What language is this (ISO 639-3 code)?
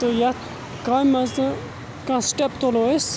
kas